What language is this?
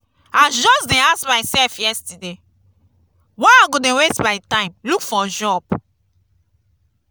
Nigerian Pidgin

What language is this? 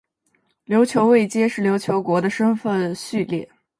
Chinese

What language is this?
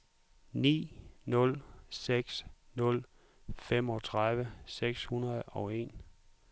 Danish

